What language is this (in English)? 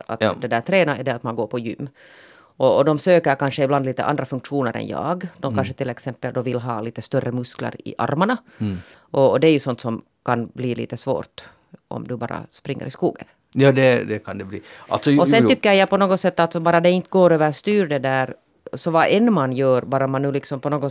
Swedish